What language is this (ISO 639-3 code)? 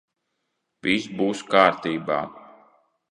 lav